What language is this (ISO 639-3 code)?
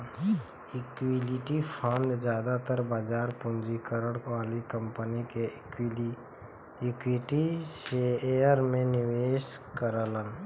bho